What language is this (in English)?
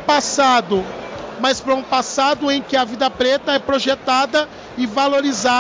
Portuguese